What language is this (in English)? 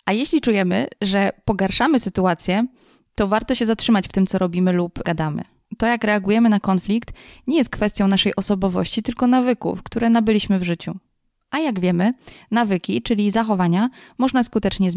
Polish